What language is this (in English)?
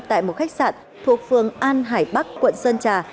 Vietnamese